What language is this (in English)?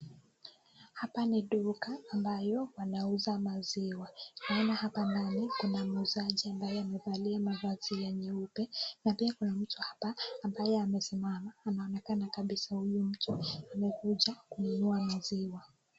Swahili